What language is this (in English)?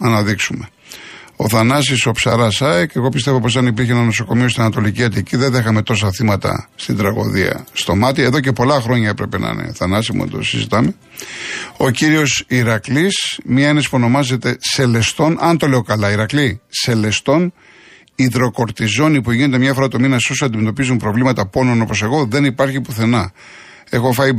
Greek